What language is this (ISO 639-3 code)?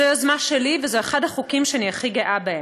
heb